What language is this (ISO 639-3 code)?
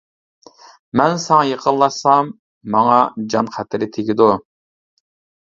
uig